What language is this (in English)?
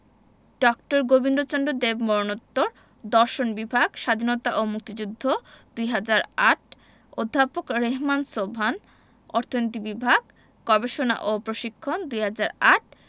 Bangla